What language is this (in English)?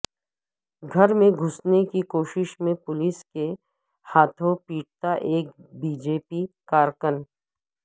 Urdu